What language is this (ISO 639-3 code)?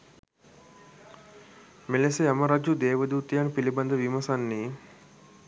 sin